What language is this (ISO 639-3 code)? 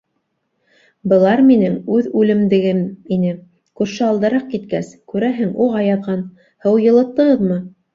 bak